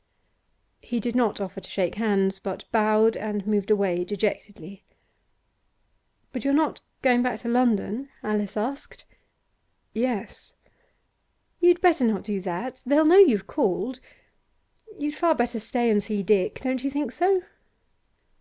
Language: English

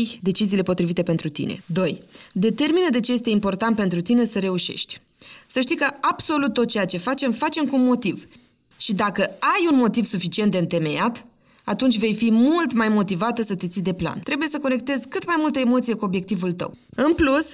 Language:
Romanian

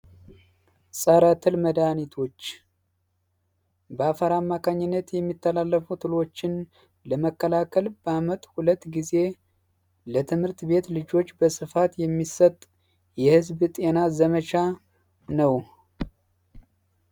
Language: Amharic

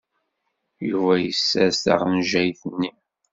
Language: Kabyle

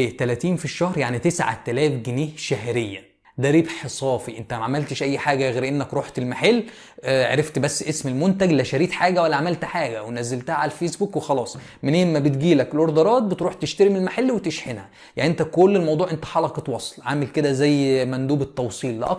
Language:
Arabic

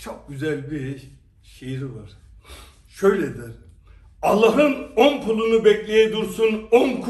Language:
Turkish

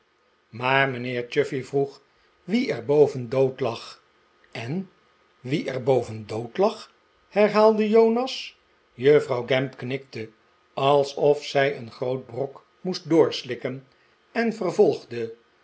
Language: Dutch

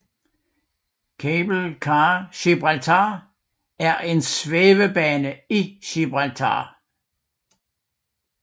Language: Danish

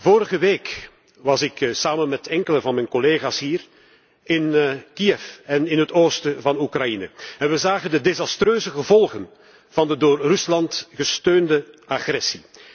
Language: Dutch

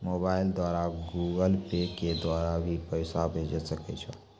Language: Maithili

